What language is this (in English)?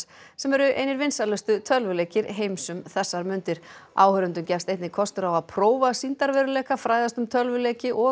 Icelandic